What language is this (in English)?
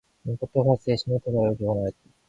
Korean